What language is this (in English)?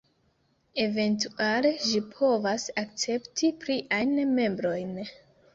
Esperanto